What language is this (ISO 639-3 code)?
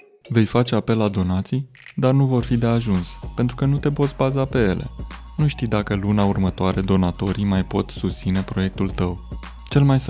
ron